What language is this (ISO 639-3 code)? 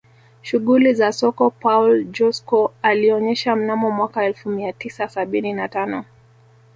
swa